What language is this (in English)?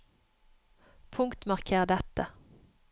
Norwegian